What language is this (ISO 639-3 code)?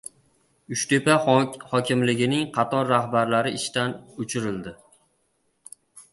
uzb